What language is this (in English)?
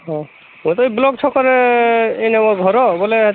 Odia